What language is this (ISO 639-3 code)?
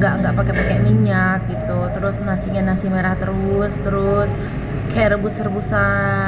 ind